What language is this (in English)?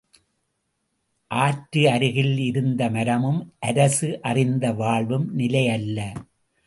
Tamil